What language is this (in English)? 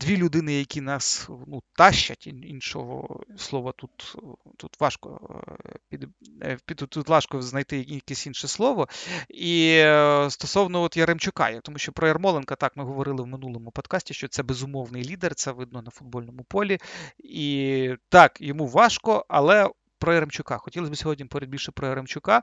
Ukrainian